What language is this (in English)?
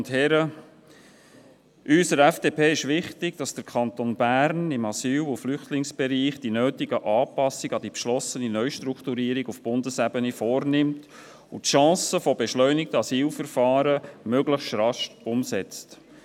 Swiss German